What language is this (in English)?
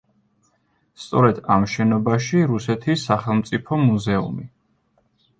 Georgian